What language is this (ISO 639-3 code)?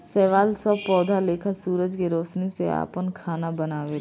bho